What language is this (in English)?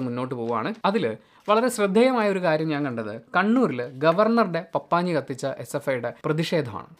Malayalam